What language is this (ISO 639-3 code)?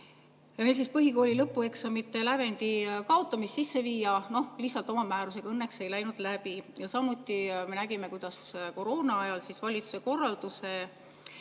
est